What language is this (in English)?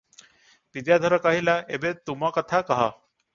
Odia